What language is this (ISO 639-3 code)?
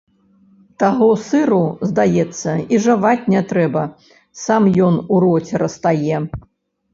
bel